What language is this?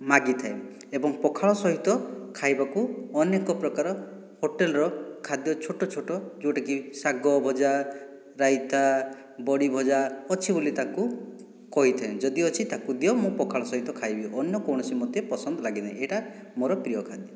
Odia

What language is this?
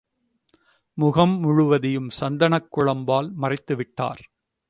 Tamil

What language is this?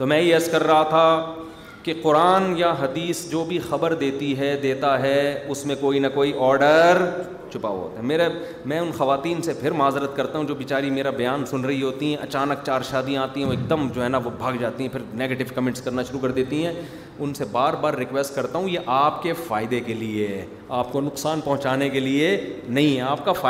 Urdu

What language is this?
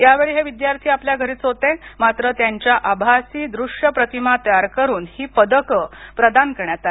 Marathi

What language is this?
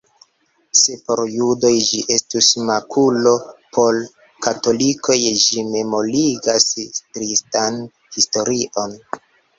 Esperanto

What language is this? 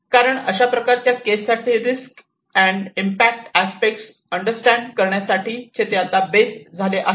Marathi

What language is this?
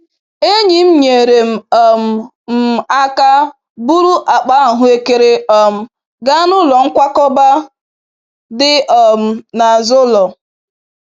Igbo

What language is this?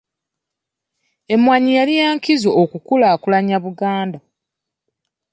Ganda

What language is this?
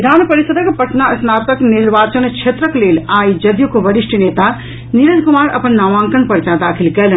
Maithili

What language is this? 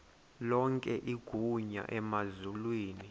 Xhosa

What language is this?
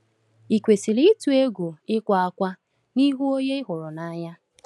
Igbo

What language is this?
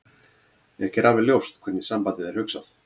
Icelandic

